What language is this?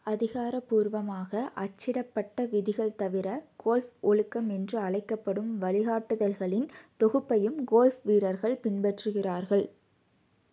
Tamil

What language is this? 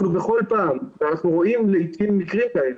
Hebrew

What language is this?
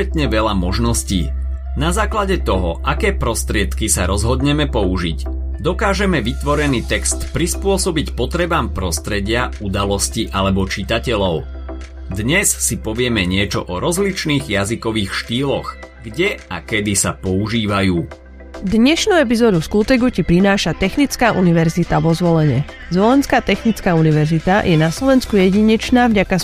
Slovak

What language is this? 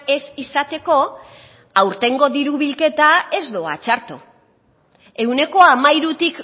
Basque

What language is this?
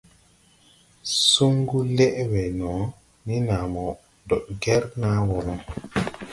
Tupuri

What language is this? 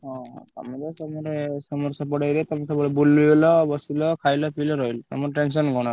Odia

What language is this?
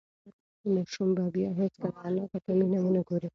Pashto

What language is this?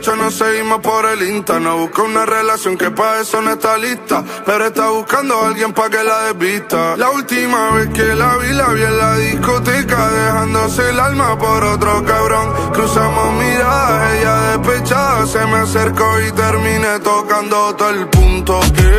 Romanian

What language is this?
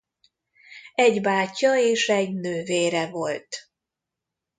Hungarian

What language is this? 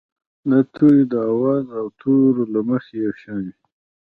Pashto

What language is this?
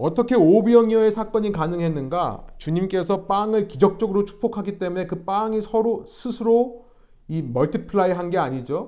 Korean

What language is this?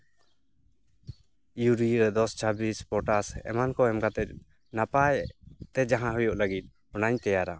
Santali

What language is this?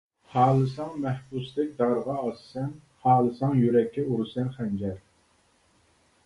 Uyghur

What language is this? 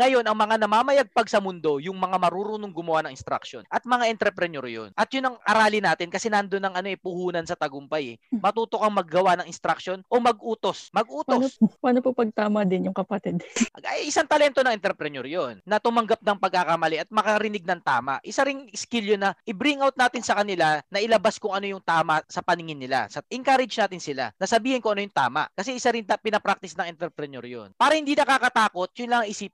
Filipino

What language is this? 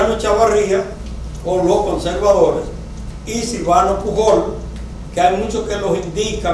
Spanish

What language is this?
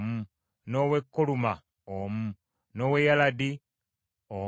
Ganda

